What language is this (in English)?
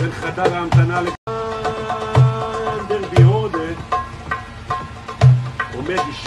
Hebrew